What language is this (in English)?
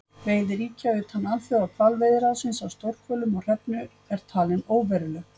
Icelandic